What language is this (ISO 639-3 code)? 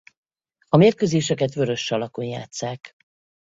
hun